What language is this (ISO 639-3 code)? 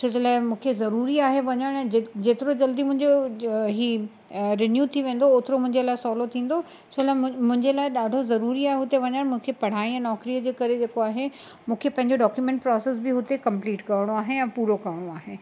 snd